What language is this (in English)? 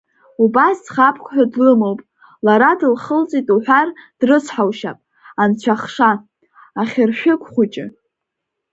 Abkhazian